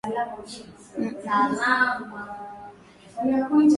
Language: Swahili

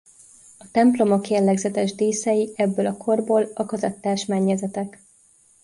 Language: Hungarian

